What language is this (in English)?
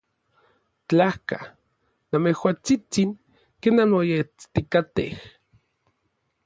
Orizaba Nahuatl